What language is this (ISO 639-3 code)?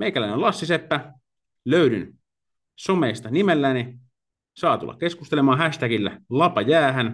fin